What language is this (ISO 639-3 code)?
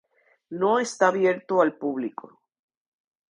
spa